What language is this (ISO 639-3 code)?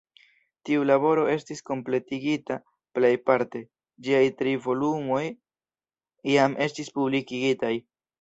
epo